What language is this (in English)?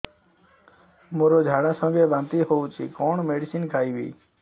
Odia